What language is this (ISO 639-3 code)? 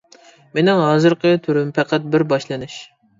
uig